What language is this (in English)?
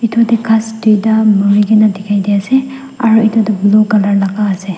Naga Pidgin